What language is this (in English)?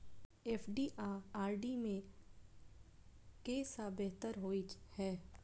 Maithili